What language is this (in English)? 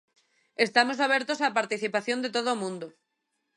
Galician